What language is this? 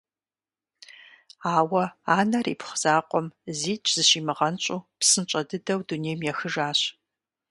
Kabardian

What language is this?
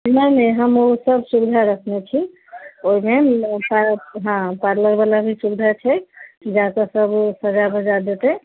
Maithili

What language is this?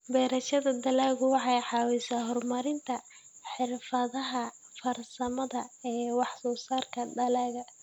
Somali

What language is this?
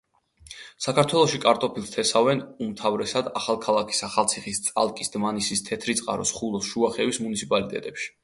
Georgian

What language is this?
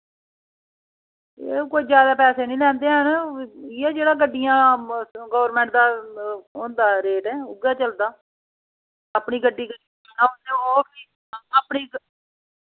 Dogri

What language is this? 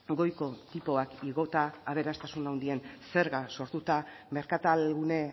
Basque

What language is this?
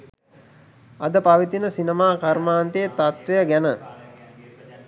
Sinhala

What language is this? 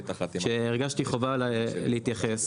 Hebrew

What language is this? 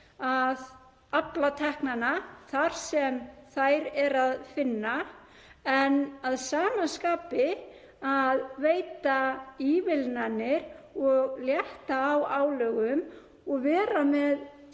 Icelandic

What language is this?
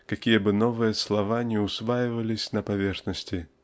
Russian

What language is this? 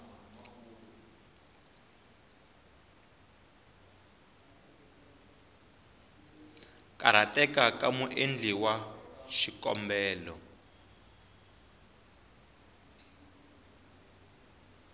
Tsonga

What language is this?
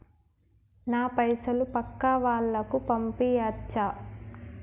Telugu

